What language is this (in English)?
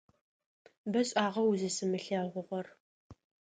Adyghe